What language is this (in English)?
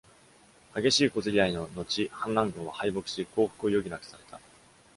Japanese